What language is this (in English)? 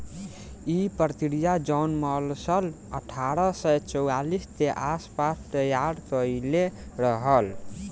Bhojpuri